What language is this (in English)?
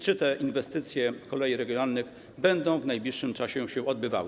Polish